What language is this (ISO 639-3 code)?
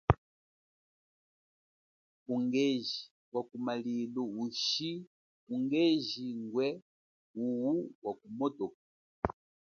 cjk